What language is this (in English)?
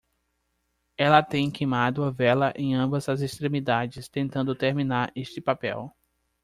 Portuguese